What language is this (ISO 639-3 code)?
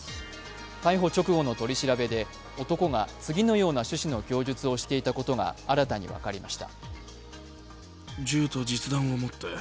jpn